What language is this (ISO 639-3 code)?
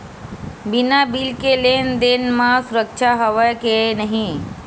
hne